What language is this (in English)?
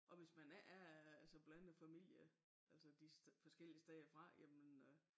Danish